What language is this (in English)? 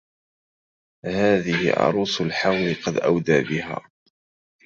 Arabic